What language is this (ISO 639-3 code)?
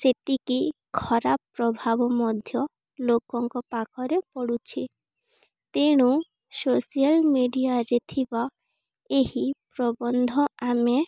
ori